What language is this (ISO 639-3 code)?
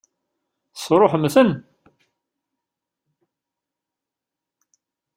kab